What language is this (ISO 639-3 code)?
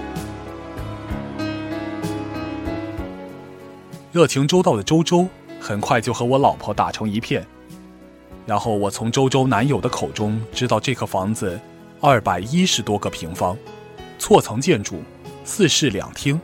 zho